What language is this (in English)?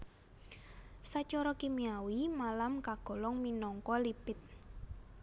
Javanese